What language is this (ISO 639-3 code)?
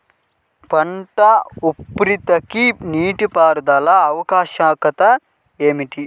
tel